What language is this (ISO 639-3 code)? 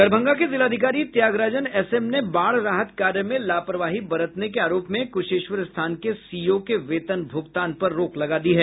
hin